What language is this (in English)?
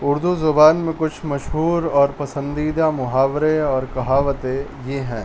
Urdu